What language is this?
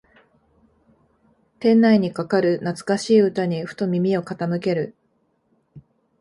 Japanese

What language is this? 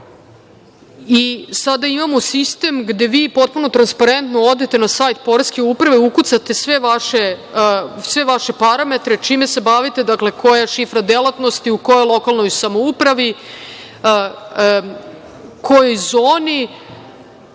Serbian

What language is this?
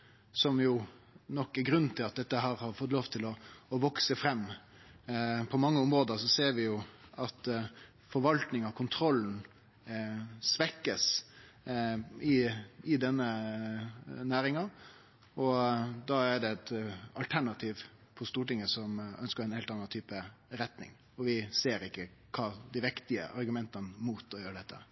Norwegian Nynorsk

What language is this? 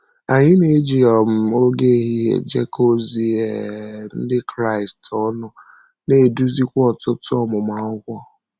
Igbo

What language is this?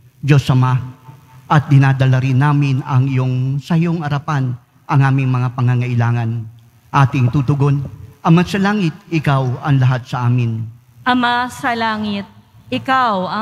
Filipino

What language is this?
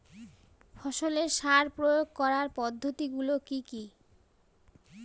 Bangla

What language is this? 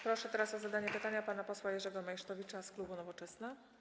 Polish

